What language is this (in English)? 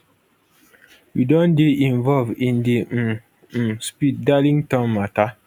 Nigerian Pidgin